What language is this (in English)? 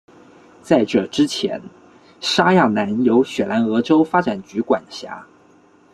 Chinese